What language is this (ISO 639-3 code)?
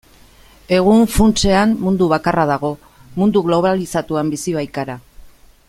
eus